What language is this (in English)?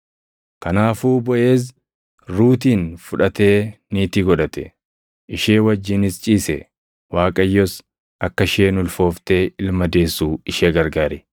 Oromo